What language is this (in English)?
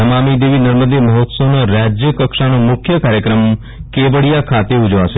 Gujarati